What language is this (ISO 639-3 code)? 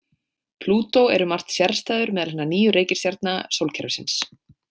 isl